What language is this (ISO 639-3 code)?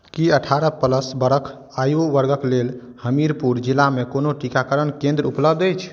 mai